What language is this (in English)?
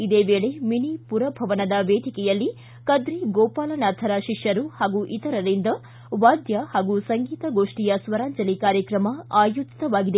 Kannada